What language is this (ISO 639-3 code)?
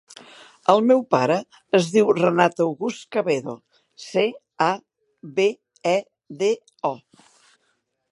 cat